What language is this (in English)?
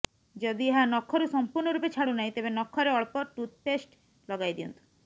Odia